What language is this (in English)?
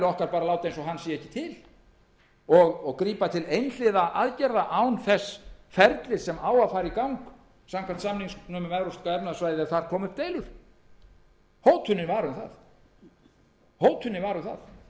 Icelandic